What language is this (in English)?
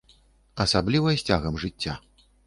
Belarusian